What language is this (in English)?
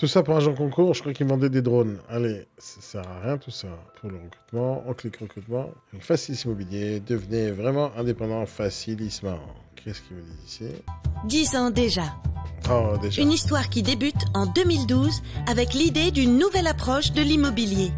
French